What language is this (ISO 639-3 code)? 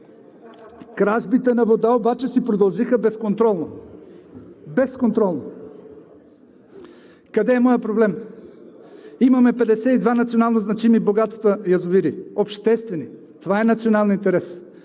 bul